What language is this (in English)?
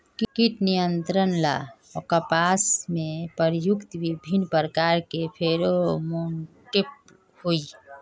Magahi